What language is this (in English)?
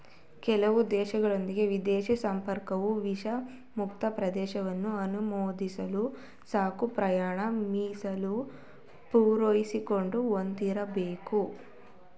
Kannada